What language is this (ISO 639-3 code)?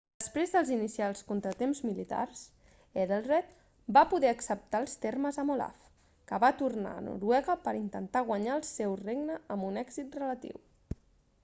cat